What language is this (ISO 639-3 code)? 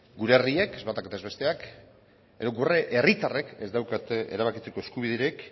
eus